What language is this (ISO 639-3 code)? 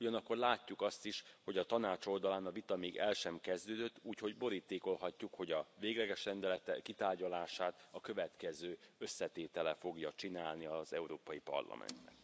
hun